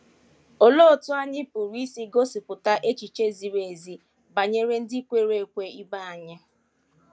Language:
Igbo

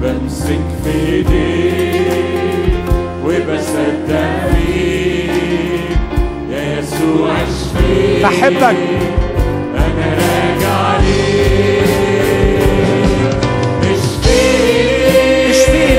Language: Arabic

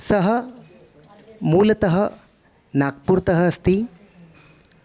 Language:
Sanskrit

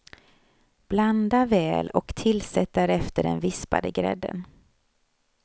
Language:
Swedish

